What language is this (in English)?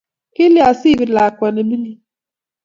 Kalenjin